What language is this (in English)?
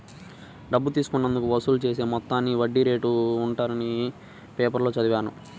Telugu